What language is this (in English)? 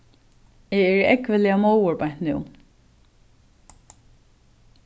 Faroese